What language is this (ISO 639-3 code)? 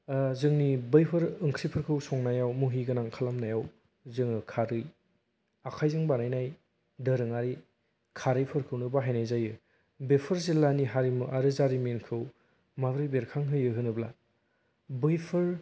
brx